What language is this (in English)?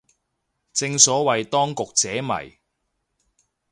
Cantonese